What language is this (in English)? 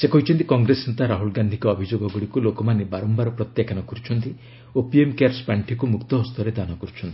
Odia